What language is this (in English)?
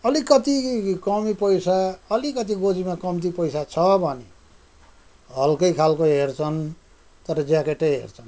Nepali